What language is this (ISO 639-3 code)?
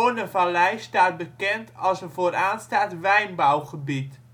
nld